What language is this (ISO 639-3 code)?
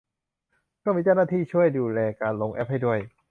tha